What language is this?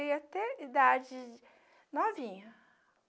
Portuguese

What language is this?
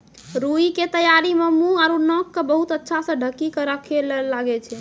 Maithili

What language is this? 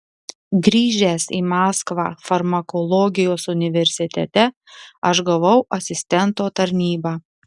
Lithuanian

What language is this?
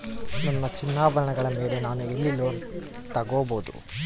Kannada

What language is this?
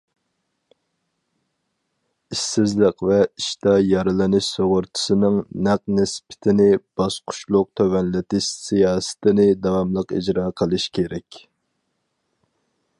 Uyghur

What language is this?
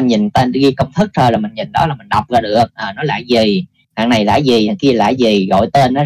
Vietnamese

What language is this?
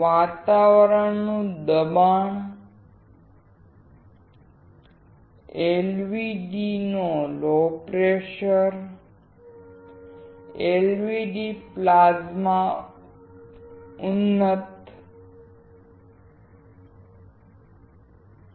Gujarati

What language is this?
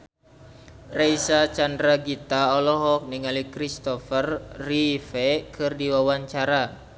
Sundanese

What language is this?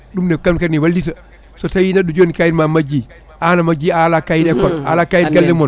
Fula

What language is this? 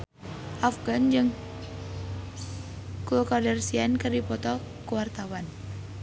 Sundanese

